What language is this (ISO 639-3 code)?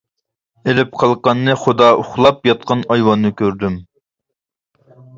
uig